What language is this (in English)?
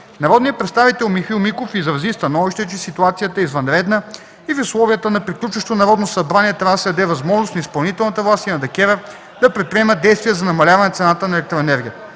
Bulgarian